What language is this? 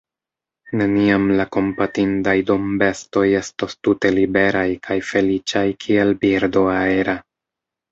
Esperanto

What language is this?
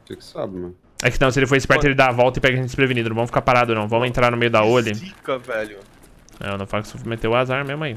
Portuguese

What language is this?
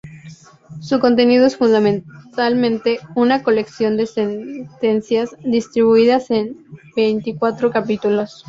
Spanish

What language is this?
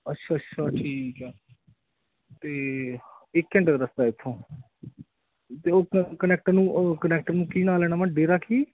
Punjabi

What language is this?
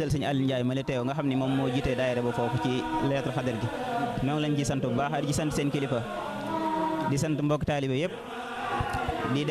Arabic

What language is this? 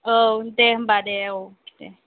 Bodo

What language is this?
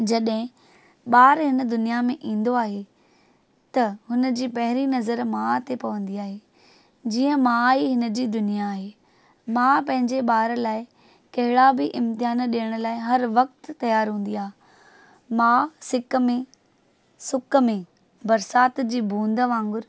Sindhi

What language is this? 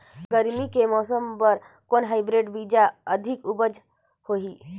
Chhattisgarhi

